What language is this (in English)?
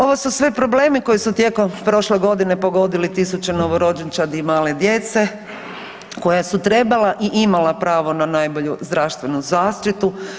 Croatian